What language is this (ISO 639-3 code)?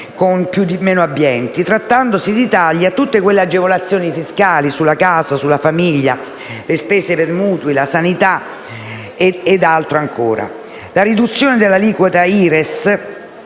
ita